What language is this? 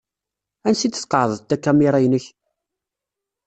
Kabyle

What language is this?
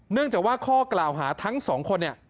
Thai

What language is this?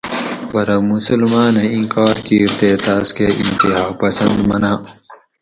Gawri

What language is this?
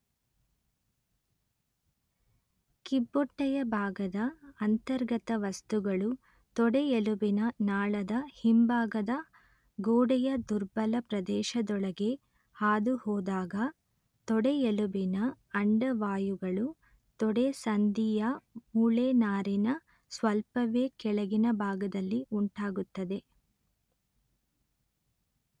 Kannada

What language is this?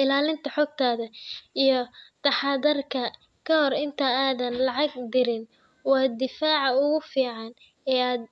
Somali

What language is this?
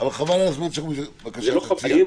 Hebrew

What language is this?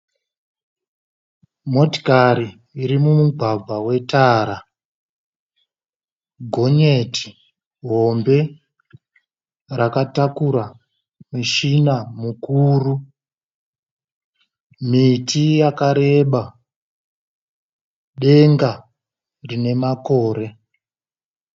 Shona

